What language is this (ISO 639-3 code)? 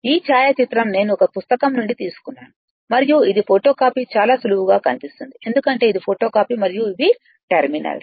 tel